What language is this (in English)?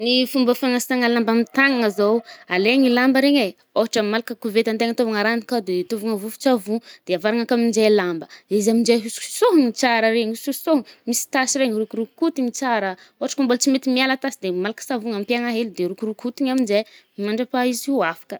Northern Betsimisaraka Malagasy